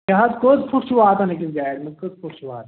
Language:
Kashmiri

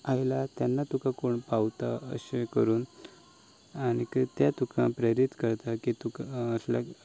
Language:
Konkani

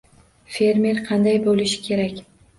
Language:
Uzbek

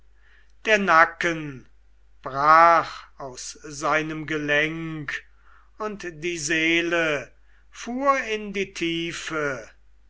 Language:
German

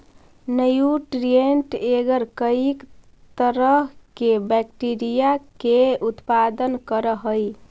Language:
Magahi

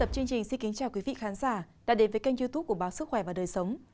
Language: Vietnamese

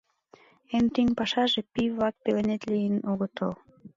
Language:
Mari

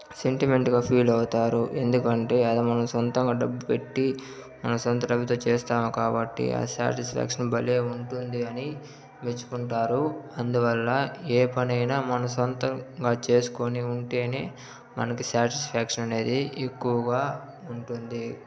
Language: Telugu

